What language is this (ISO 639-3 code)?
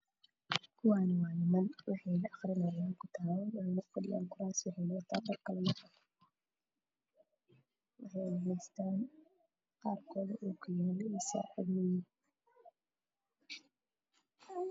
som